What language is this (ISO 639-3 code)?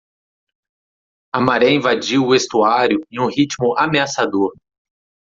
por